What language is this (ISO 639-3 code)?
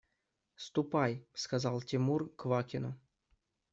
rus